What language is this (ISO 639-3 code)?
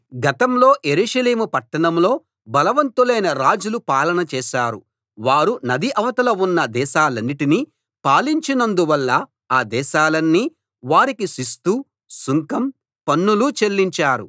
tel